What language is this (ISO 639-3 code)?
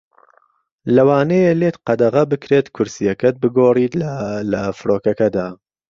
ckb